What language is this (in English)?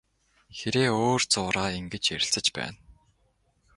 Mongolian